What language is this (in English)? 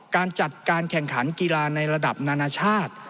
Thai